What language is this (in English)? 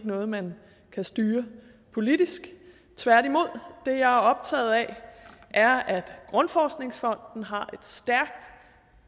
Danish